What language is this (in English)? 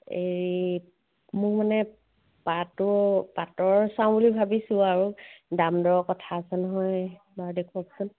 Assamese